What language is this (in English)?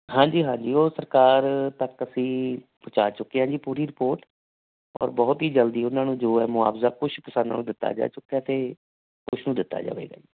Punjabi